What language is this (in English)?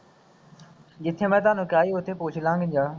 Punjabi